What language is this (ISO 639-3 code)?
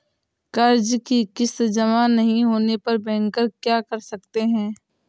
hin